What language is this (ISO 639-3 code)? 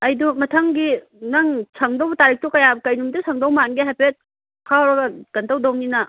mni